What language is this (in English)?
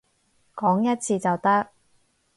Cantonese